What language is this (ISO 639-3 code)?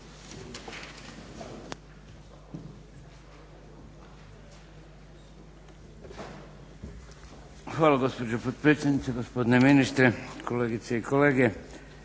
hrv